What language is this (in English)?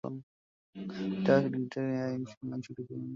Swahili